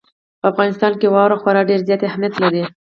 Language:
Pashto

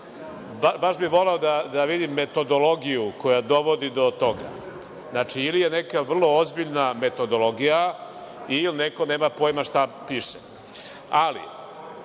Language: Serbian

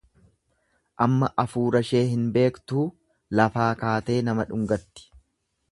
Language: Oromo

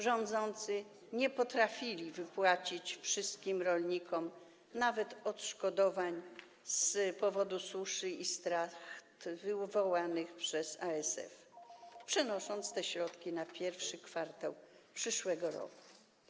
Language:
Polish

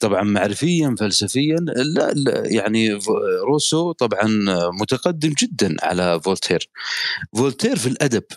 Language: Arabic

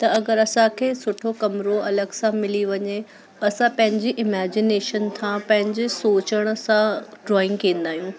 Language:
Sindhi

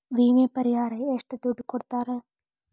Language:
Kannada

